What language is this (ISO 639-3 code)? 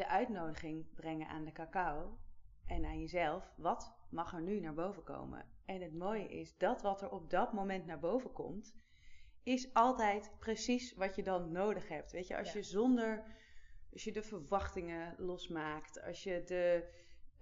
nld